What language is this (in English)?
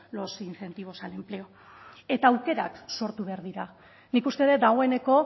Basque